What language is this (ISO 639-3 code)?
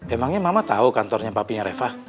ind